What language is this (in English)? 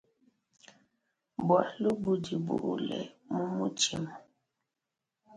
Luba-Lulua